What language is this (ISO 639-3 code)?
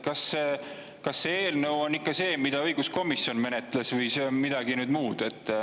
est